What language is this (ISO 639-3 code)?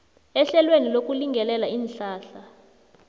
nbl